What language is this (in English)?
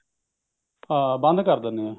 Punjabi